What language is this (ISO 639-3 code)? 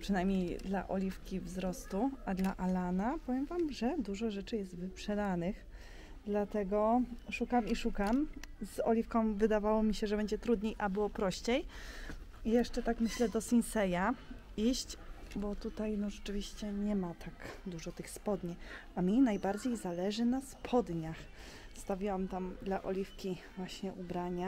pol